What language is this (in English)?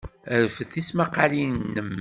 Kabyle